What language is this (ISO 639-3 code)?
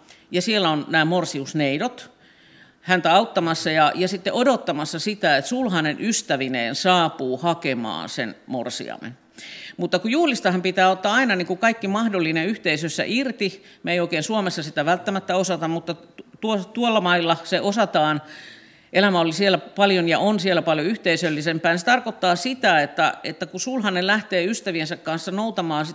fin